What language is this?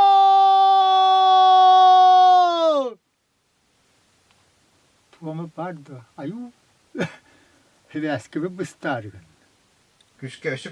Portuguese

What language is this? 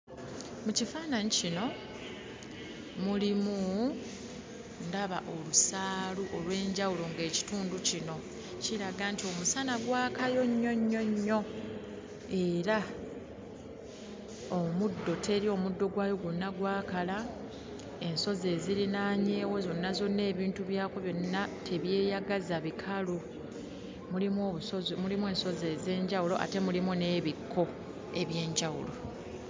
Ganda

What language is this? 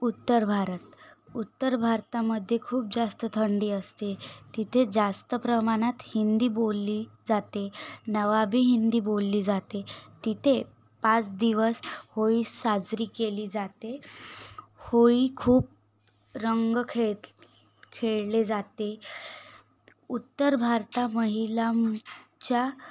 Marathi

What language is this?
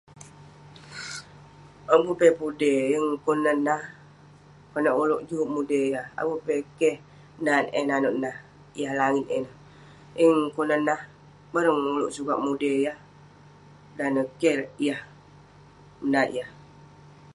Western Penan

